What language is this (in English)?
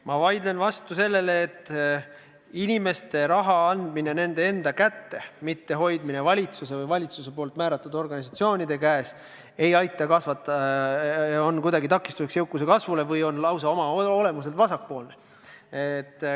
Estonian